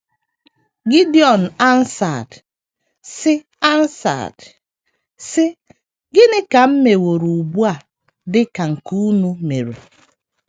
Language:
Igbo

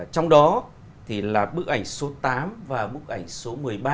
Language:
Vietnamese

